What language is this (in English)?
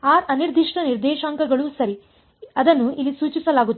Kannada